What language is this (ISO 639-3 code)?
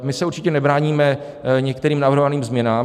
ces